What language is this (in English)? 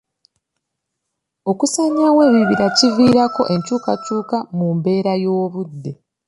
Ganda